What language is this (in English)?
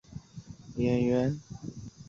Chinese